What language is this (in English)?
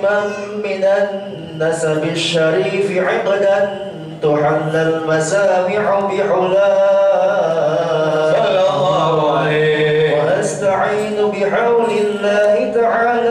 Arabic